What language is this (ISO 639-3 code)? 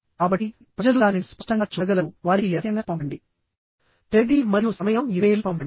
tel